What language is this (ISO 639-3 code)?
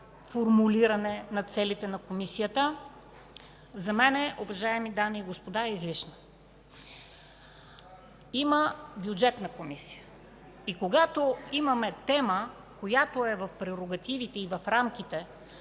bul